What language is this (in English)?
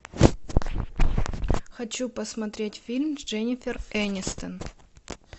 Russian